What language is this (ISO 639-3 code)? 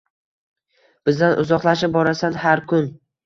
uzb